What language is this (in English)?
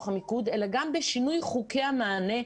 Hebrew